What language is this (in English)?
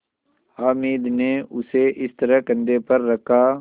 Hindi